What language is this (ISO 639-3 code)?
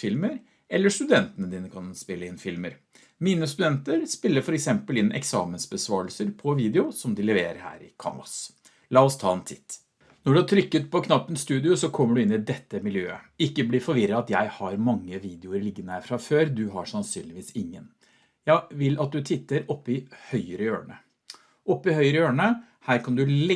nor